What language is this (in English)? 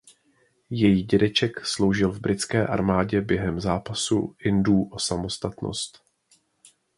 Czech